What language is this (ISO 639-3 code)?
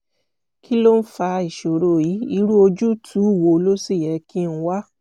yor